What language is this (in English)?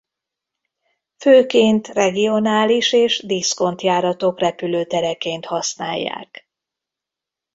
Hungarian